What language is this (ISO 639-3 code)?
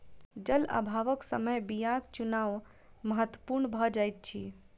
mai